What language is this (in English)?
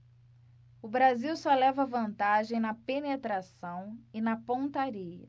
Portuguese